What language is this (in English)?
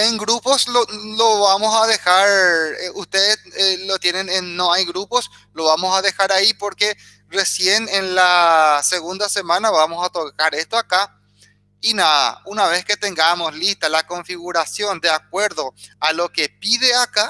Spanish